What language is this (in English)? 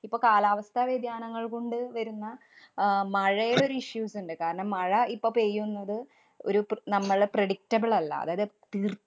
Malayalam